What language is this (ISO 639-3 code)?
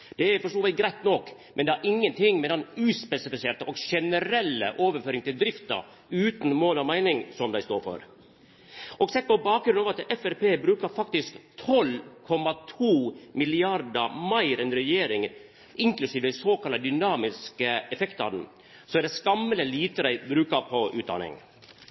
nno